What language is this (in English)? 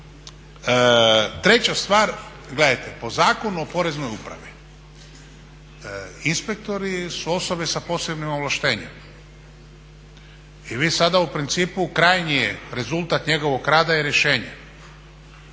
Croatian